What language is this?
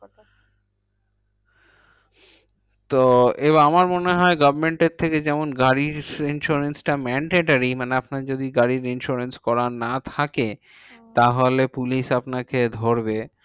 Bangla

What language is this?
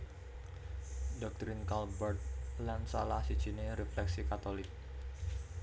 Javanese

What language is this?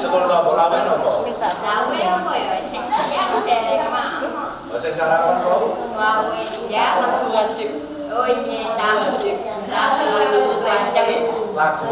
Indonesian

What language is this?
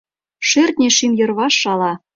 Mari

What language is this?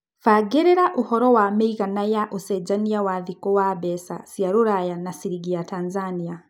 Kikuyu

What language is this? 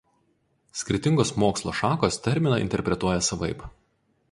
Lithuanian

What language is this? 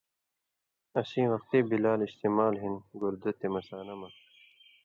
Indus Kohistani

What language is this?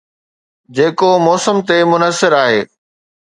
Sindhi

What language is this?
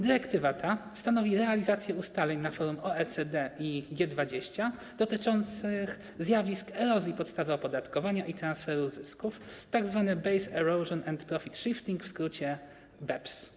Polish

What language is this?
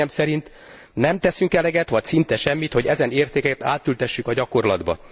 Hungarian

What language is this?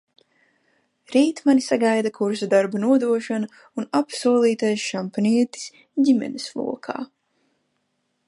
Latvian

